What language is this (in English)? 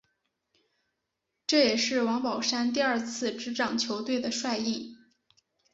Chinese